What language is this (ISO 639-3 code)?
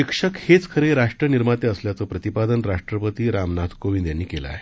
mar